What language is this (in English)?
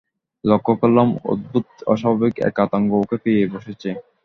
Bangla